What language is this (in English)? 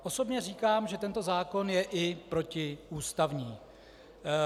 Czech